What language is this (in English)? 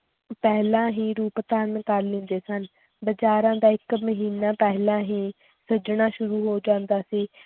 Punjabi